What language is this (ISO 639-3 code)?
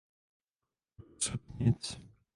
ces